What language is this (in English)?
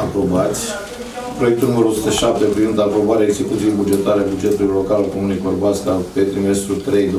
Romanian